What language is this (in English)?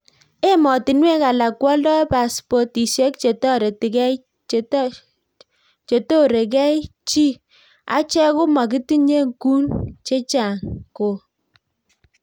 Kalenjin